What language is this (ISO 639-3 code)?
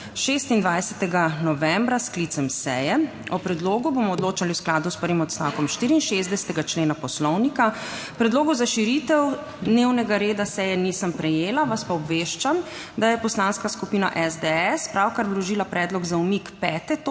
slv